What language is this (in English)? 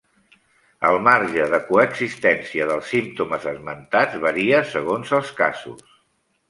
Catalan